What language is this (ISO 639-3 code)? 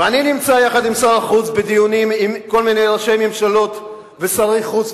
heb